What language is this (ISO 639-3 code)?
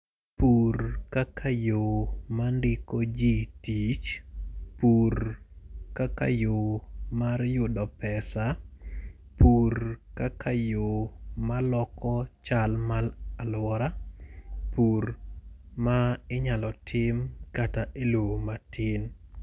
luo